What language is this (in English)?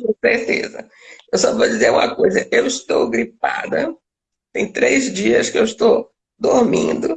Portuguese